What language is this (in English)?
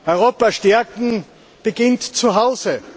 German